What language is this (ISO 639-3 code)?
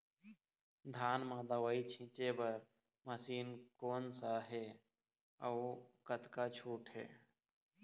hne